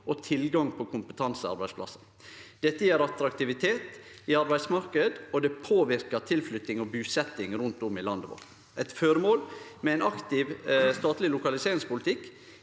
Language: Norwegian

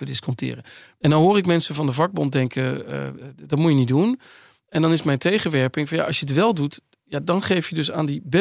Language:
Dutch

